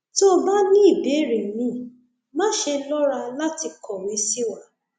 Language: Yoruba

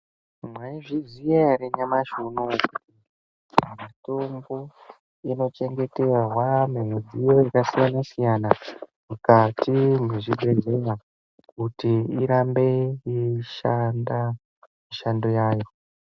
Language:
Ndau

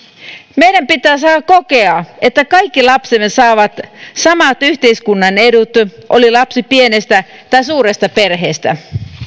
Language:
Finnish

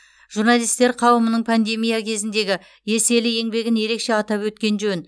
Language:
Kazakh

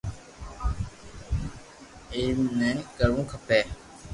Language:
Loarki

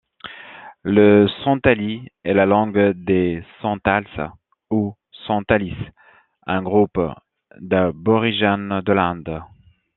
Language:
French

